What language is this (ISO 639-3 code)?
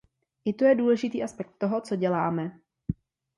ces